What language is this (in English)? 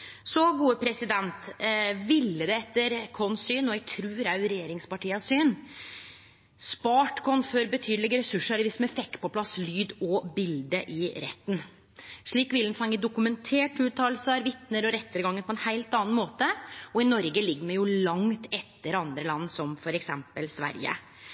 Norwegian Nynorsk